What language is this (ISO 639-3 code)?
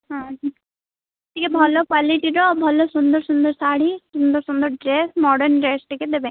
ori